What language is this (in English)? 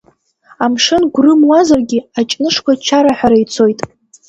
Abkhazian